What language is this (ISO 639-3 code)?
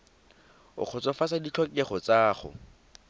tsn